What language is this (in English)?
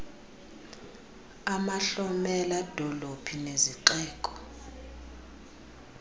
Xhosa